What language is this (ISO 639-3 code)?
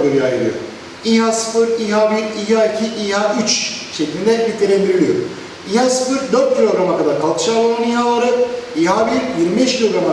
tur